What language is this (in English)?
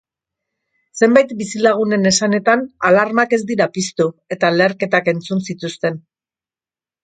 Basque